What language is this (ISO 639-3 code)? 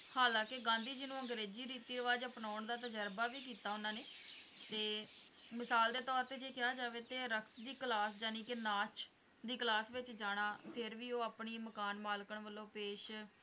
pan